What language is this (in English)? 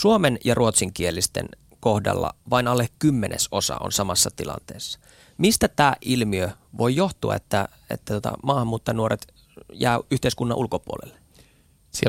Finnish